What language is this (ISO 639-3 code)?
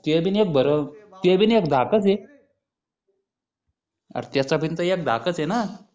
mar